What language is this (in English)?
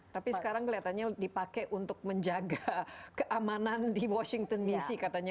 Indonesian